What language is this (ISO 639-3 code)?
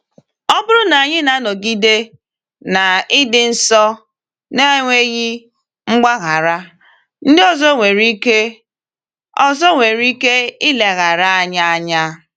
ibo